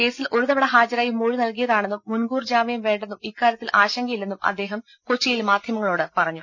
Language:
Malayalam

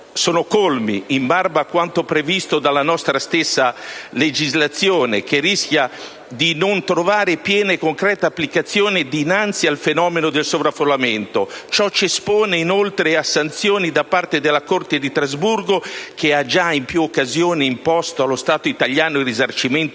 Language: Italian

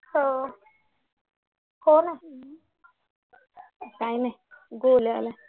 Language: Marathi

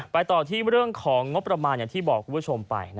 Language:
Thai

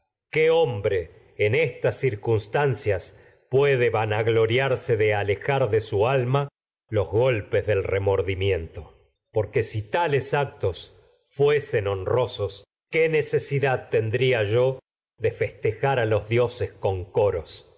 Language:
Spanish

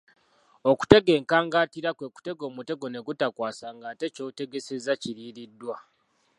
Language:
Ganda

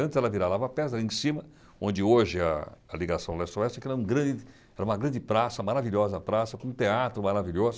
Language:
Portuguese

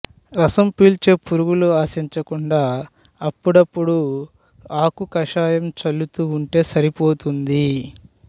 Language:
Telugu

